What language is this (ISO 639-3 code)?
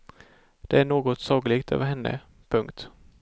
swe